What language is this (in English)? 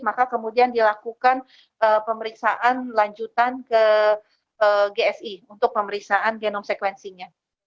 Indonesian